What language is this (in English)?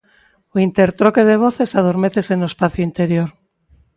Galician